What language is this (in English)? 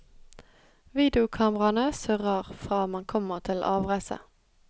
Norwegian